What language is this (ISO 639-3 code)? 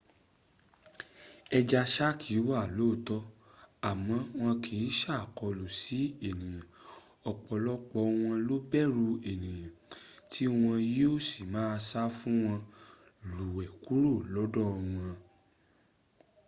yor